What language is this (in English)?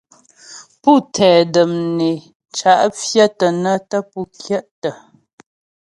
Ghomala